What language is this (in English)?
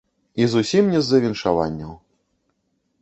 Belarusian